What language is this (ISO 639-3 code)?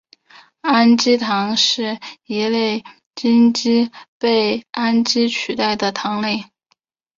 zho